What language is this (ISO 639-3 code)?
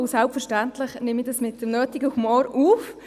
gsw